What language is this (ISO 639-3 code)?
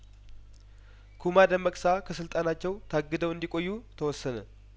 amh